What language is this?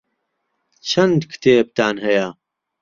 Central Kurdish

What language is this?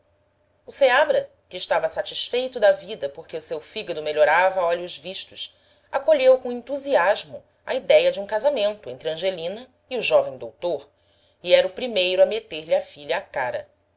Portuguese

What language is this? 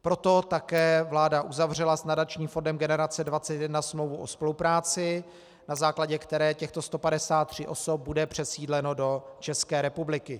Czech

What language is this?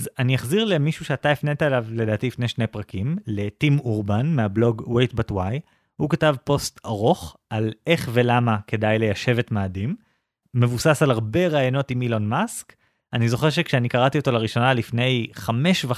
Hebrew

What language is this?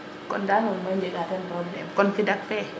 Serer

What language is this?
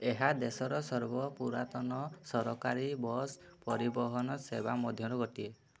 Odia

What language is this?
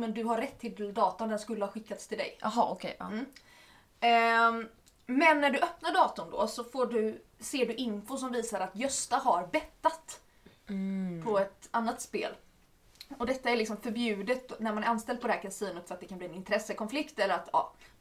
Swedish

